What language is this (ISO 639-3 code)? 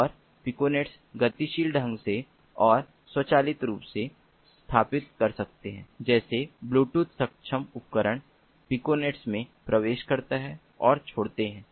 hin